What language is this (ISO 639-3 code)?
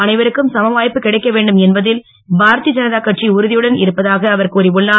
tam